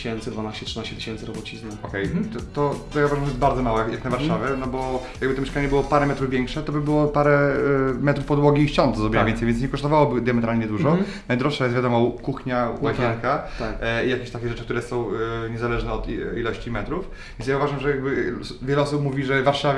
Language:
Polish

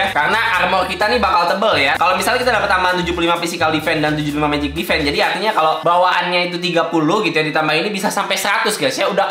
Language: Indonesian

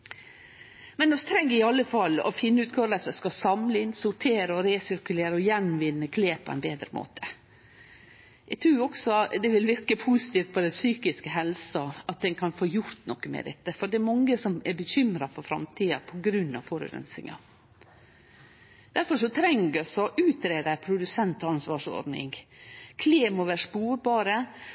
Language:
Norwegian Nynorsk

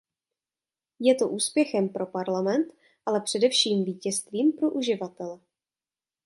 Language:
Czech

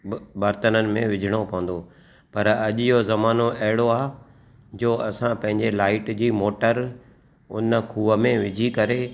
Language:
Sindhi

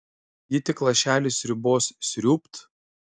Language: Lithuanian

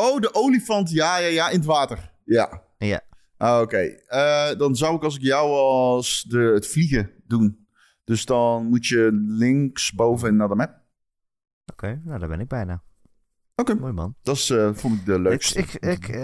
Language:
Dutch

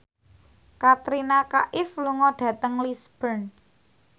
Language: Javanese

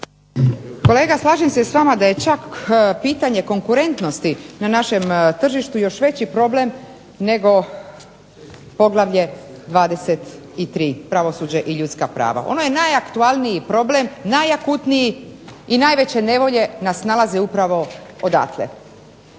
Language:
Croatian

